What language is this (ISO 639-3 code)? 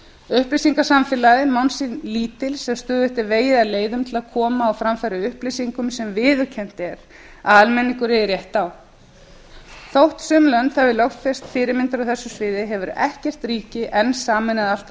isl